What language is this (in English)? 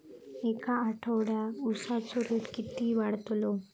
Marathi